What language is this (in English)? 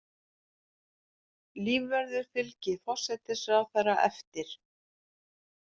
Icelandic